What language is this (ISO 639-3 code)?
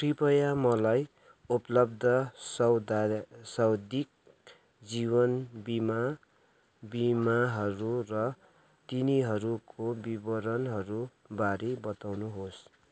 nep